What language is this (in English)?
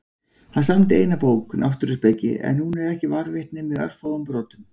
Icelandic